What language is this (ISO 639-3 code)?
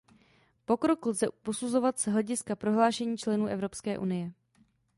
ces